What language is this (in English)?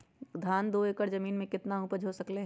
Magahi